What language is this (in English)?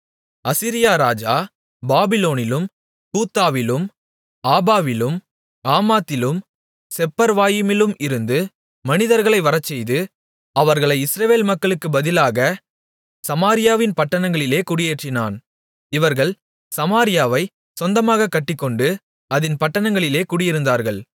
Tamil